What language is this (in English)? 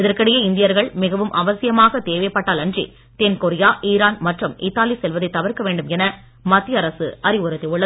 Tamil